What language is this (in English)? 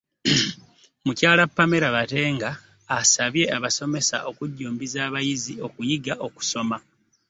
Ganda